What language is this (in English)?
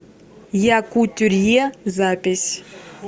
Russian